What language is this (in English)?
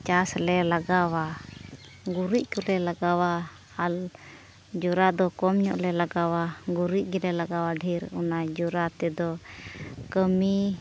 Santali